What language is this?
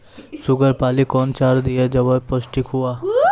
Maithili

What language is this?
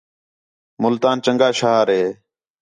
Khetrani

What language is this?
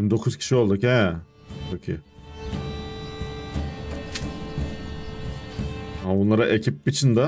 Turkish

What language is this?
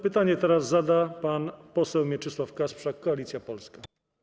Polish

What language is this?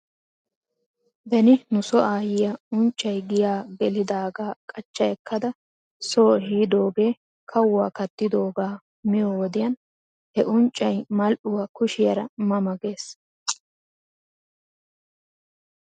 Wolaytta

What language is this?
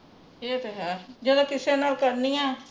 Punjabi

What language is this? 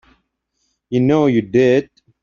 English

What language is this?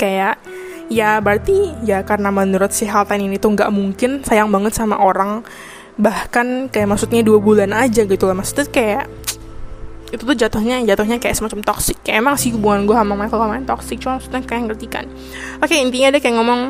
Indonesian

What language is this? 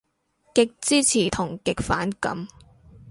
Cantonese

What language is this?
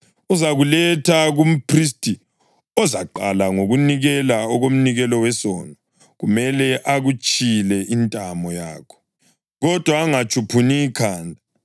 North Ndebele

